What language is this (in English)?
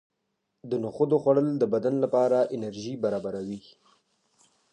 Pashto